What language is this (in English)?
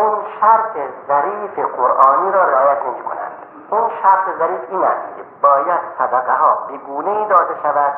Persian